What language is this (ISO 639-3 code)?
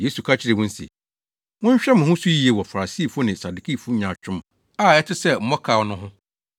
aka